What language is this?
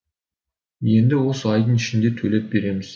Kazakh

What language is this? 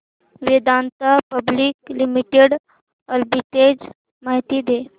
Marathi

